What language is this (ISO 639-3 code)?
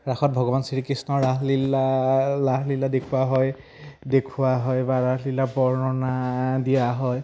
asm